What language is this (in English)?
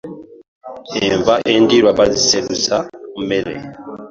Ganda